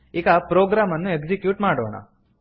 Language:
Kannada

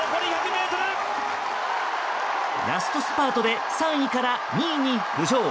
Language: Japanese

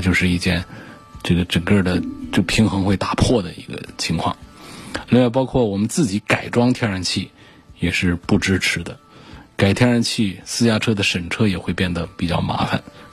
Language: Chinese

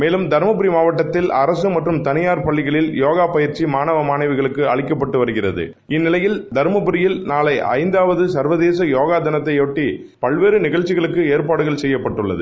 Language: Tamil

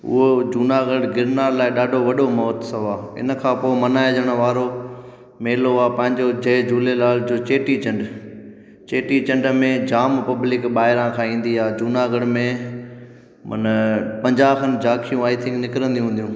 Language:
Sindhi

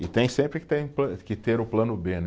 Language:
Portuguese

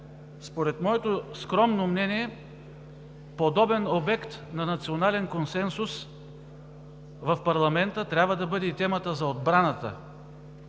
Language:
Bulgarian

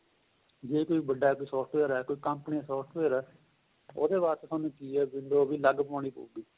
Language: Punjabi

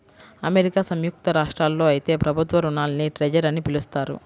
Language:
Telugu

